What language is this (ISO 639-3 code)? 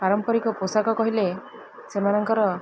ori